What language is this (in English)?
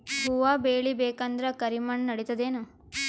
Kannada